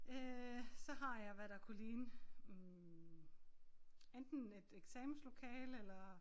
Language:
Danish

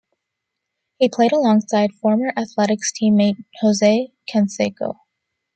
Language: English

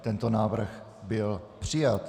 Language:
Czech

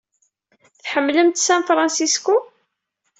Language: Kabyle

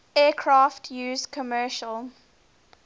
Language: English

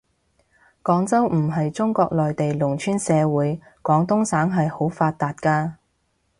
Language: Cantonese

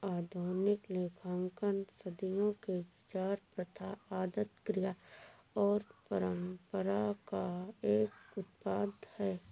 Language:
Hindi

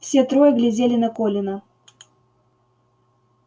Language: Russian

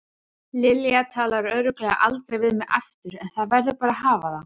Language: Icelandic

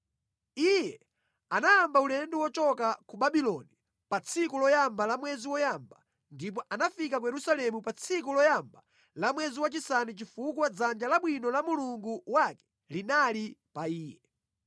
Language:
Nyanja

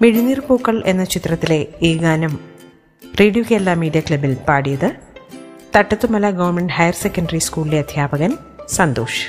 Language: Malayalam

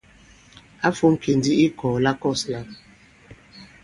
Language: Bankon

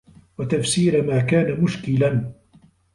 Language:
Arabic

